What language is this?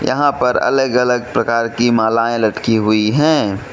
Hindi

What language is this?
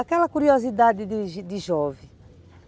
Portuguese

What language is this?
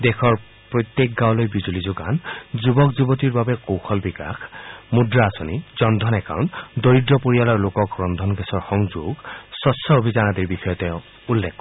Assamese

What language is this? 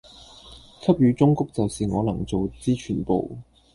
Cantonese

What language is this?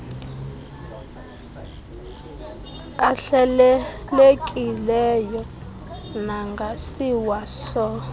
Xhosa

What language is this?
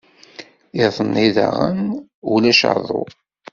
Kabyle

